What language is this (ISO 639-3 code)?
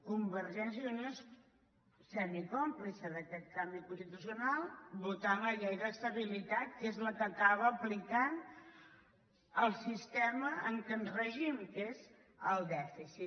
cat